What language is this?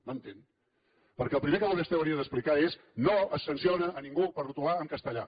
Catalan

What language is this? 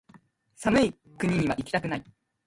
Japanese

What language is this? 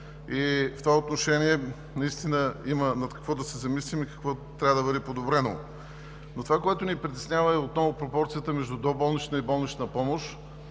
Bulgarian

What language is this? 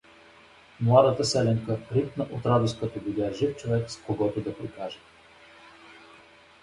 Bulgarian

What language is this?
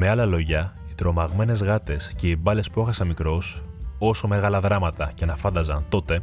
Greek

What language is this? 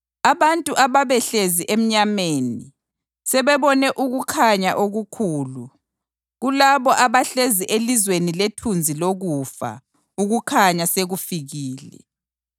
North Ndebele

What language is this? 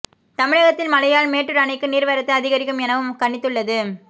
Tamil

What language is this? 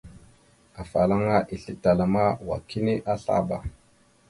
Mada (Cameroon)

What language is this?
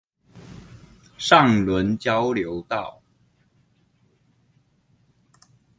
Chinese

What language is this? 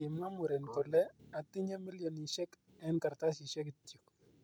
Kalenjin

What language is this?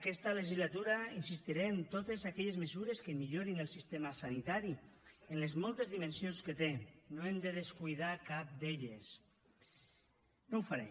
Catalan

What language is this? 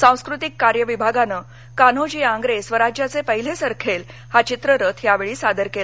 Marathi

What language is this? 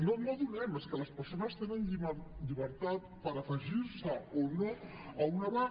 Catalan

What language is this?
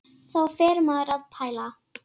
Icelandic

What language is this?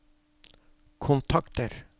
Norwegian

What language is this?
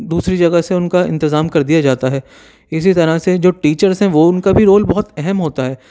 Urdu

